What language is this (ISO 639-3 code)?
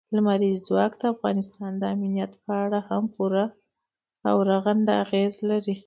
pus